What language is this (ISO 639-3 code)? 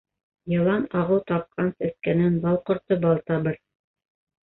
bak